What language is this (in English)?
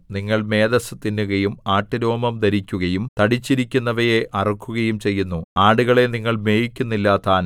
Malayalam